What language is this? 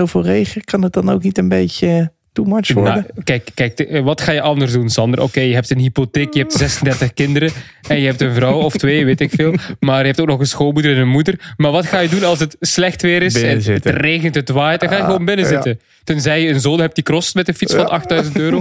Dutch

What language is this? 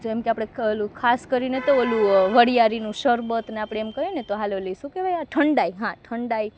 Gujarati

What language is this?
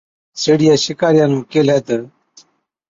Od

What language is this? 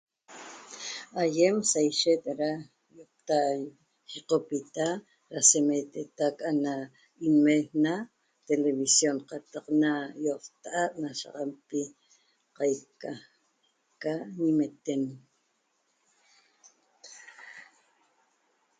Toba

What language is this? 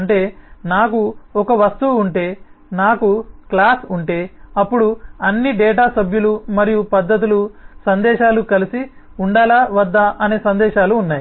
Telugu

